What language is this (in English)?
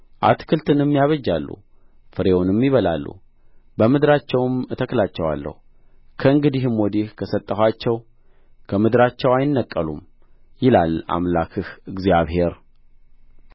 Amharic